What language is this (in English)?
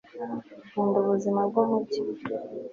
Kinyarwanda